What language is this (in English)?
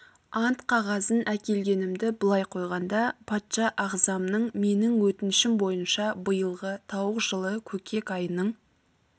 Kazakh